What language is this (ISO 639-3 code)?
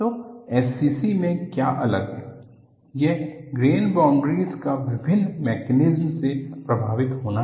hin